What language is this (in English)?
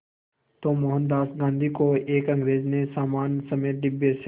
Hindi